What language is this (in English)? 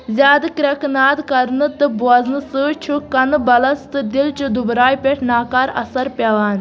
Kashmiri